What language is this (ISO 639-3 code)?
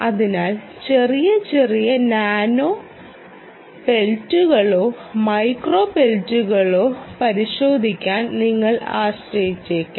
mal